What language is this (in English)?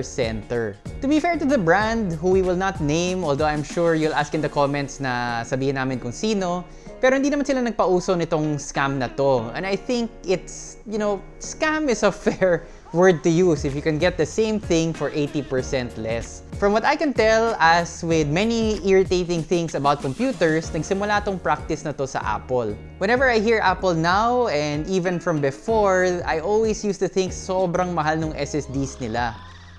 English